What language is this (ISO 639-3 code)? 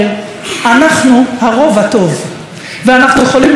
heb